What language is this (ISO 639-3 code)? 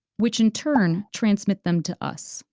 eng